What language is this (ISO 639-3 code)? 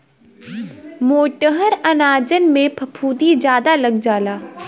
bho